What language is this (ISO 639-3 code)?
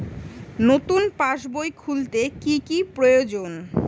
ben